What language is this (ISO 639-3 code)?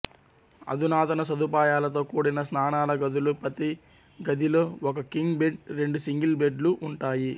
tel